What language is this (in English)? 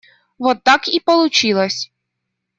Russian